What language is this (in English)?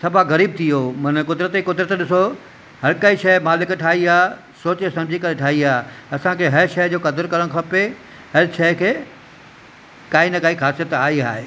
Sindhi